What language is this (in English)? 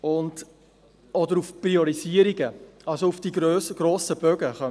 Swiss German